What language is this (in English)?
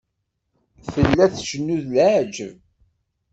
Kabyle